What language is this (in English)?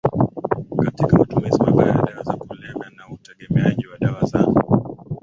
Swahili